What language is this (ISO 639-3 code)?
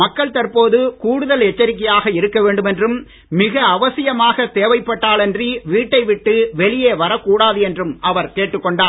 tam